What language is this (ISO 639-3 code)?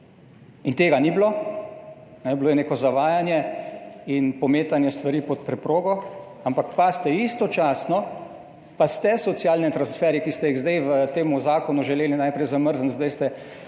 slv